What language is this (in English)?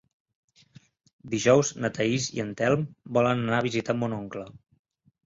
Catalan